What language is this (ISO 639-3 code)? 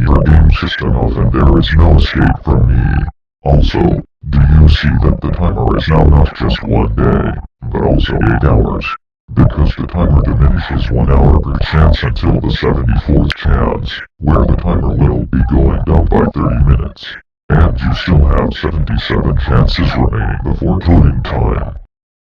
eng